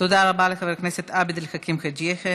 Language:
Hebrew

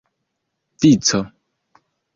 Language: Esperanto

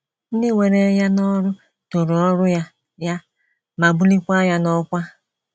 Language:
Igbo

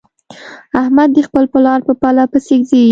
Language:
Pashto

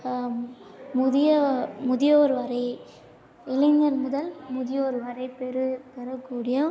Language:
Tamil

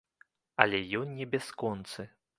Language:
Belarusian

